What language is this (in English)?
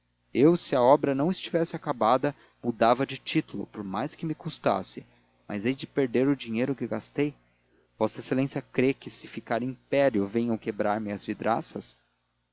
Portuguese